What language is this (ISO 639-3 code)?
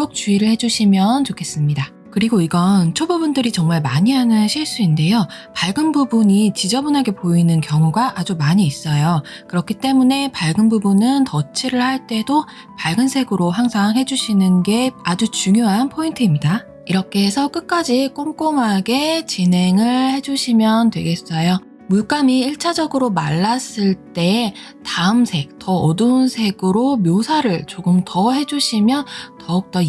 kor